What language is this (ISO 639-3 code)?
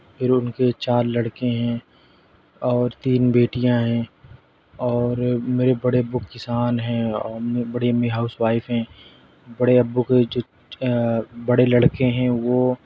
urd